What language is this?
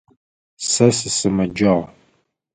Adyghe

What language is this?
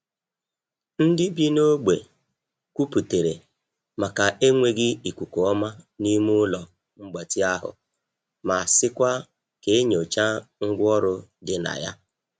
Igbo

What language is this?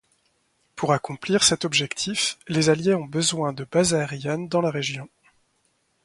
French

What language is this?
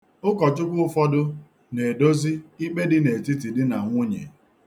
Igbo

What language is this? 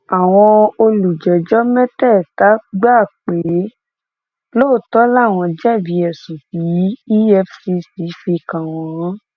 Yoruba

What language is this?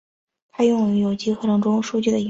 Chinese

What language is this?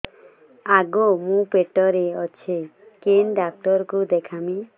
Odia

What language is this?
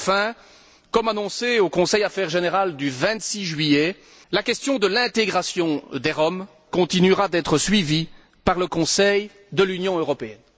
French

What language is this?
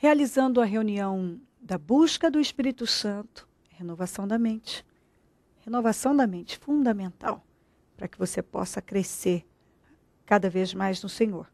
Portuguese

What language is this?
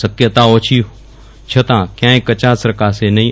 Gujarati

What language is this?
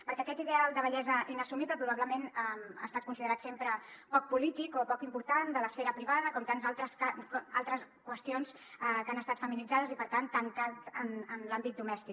Catalan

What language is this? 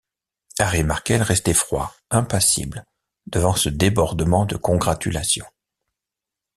French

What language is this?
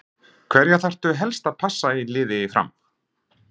Icelandic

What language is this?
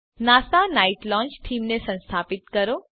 Gujarati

